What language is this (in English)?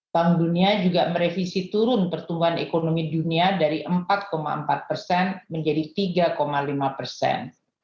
Indonesian